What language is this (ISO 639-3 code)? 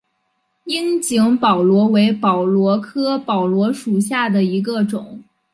zho